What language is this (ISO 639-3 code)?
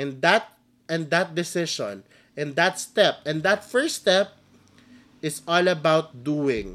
fil